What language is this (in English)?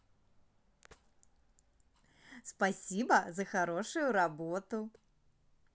Russian